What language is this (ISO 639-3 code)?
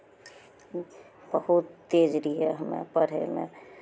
mai